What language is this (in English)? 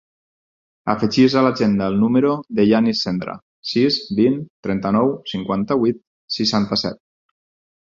Catalan